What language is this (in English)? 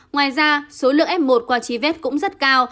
Vietnamese